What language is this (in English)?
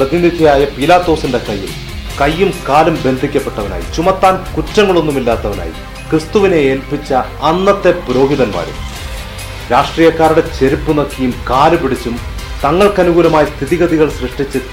Malayalam